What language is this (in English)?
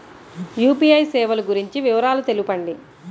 Telugu